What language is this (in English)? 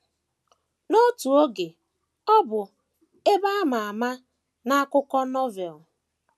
Igbo